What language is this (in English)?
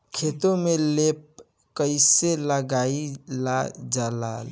Bhojpuri